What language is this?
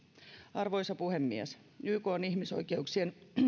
Finnish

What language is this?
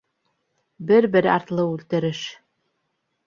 Bashkir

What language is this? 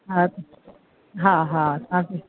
Sindhi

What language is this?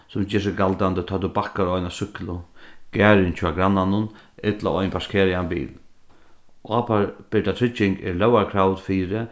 Faroese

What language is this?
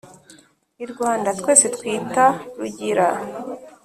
Kinyarwanda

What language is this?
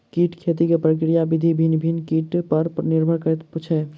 Maithili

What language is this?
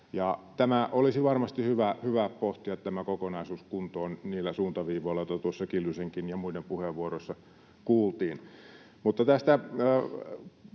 Finnish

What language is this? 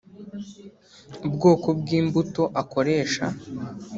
Kinyarwanda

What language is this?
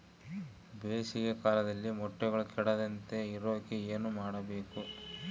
Kannada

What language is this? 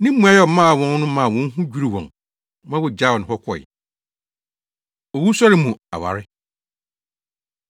Akan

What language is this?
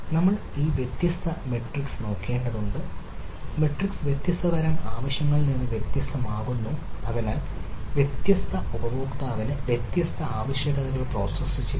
Malayalam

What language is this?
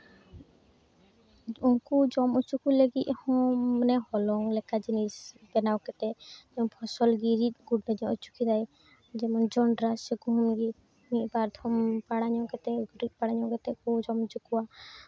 Santali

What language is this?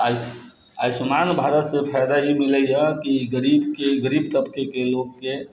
Maithili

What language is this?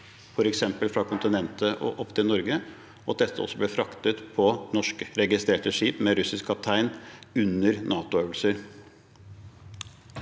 Norwegian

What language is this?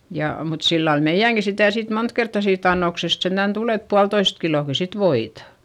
Finnish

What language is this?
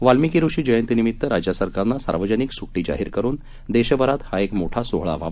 Marathi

